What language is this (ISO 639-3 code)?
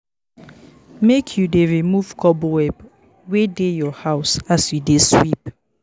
pcm